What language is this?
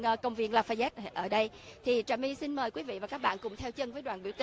Vietnamese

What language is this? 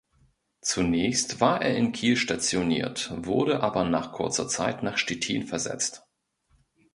German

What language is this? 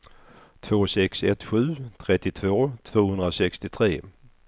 Swedish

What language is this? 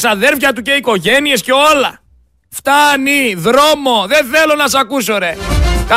Greek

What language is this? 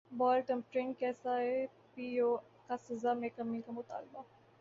Urdu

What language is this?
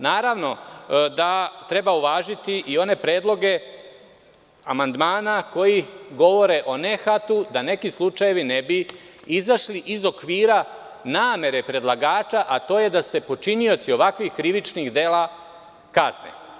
Serbian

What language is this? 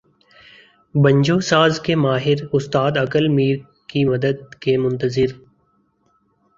Urdu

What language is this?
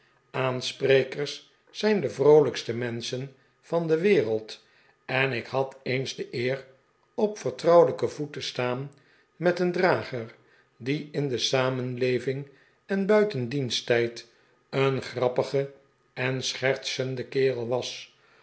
Dutch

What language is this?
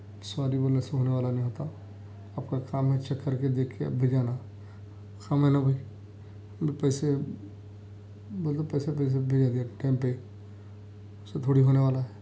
Urdu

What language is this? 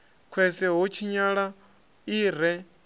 Venda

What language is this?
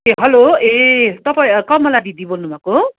Nepali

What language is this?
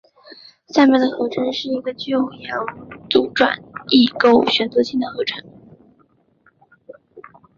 Chinese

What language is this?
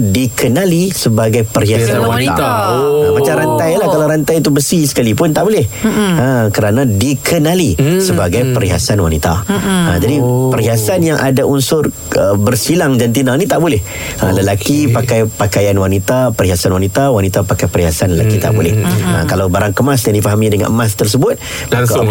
Malay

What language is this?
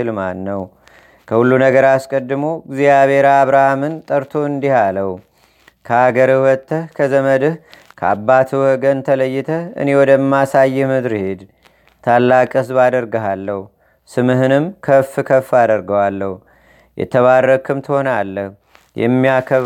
Amharic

